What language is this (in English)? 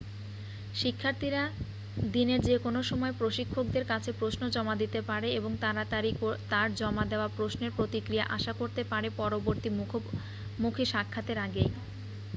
Bangla